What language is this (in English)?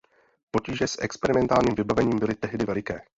Czech